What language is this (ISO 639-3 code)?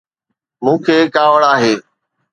snd